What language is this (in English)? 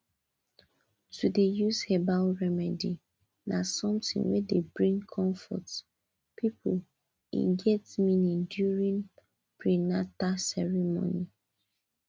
Nigerian Pidgin